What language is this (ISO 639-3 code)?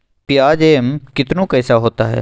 mag